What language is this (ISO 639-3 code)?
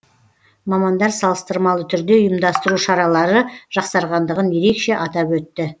kaz